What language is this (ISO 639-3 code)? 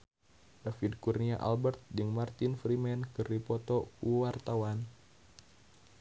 sun